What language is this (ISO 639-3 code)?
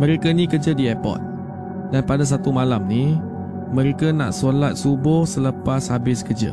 msa